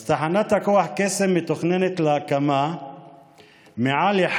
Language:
Hebrew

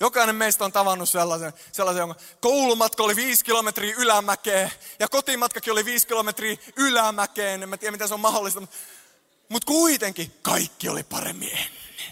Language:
Finnish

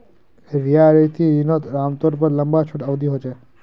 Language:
Magahi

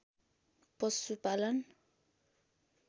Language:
Nepali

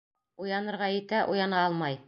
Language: Bashkir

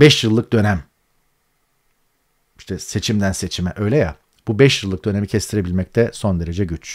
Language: Turkish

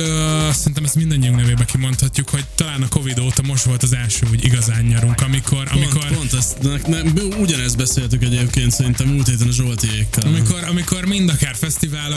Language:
Hungarian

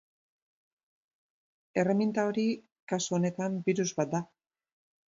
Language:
Basque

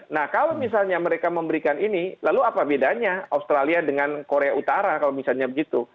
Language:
Indonesian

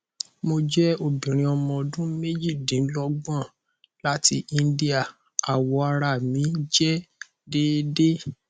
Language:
Yoruba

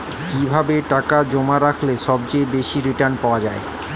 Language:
Bangla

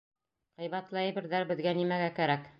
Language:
Bashkir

